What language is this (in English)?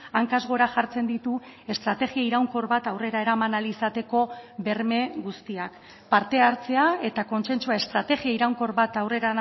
Basque